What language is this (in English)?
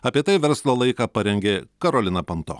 Lithuanian